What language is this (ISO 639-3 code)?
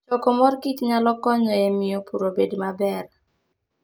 luo